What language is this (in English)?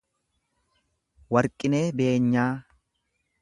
Oromo